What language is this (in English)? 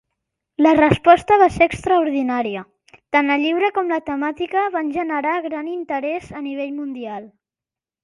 Catalan